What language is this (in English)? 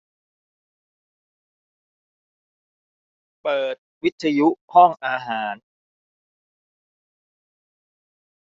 Thai